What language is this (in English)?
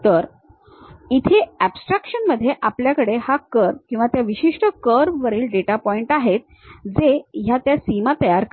Marathi